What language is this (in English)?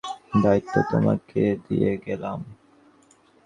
Bangla